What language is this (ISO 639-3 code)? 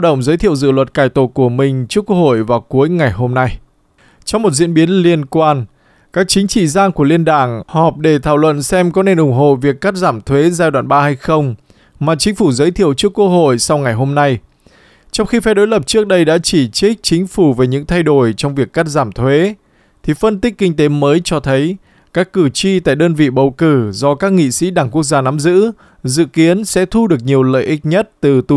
vie